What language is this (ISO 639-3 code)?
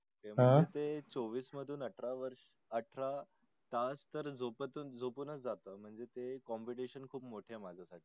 mar